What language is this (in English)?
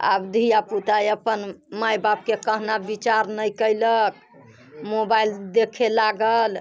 Maithili